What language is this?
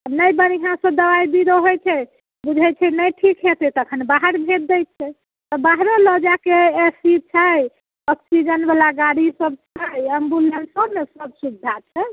Maithili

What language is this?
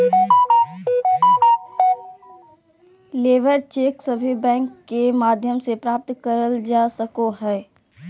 Magahi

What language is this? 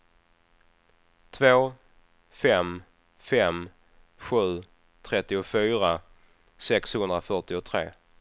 Swedish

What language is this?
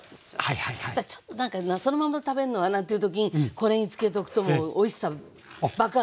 Japanese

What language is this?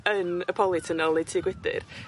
Welsh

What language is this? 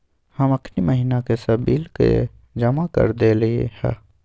Magahi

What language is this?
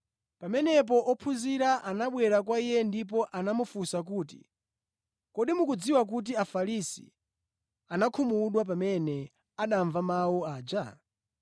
Nyanja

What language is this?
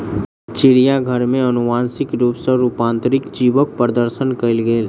Maithili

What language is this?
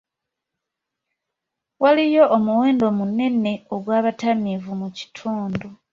Ganda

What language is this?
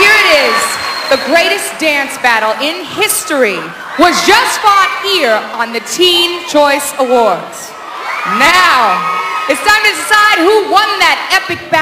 English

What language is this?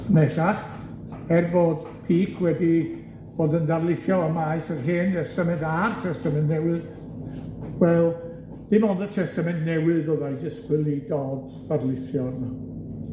Welsh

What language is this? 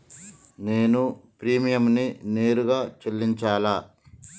Telugu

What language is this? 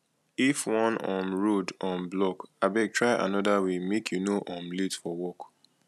Nigerian Pidgin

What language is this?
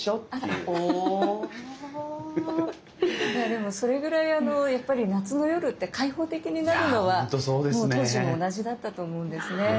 Japanese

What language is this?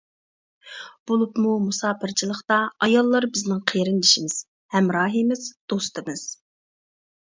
Uyghur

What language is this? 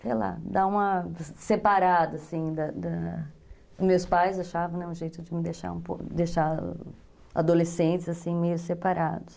Portuguese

